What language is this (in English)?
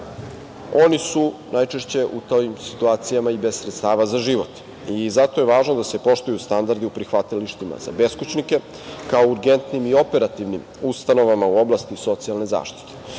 Serbian